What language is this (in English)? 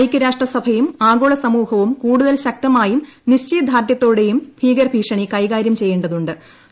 Malayalam